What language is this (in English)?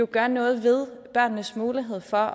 Danish